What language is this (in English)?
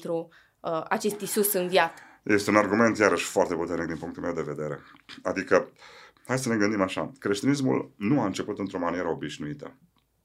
Romanian